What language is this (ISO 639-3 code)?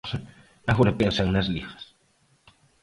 glg